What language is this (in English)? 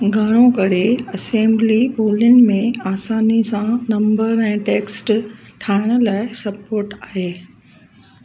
Sindhi